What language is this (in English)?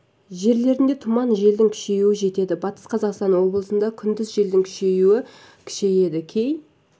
Kazakh